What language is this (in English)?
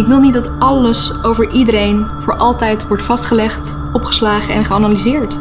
Dutch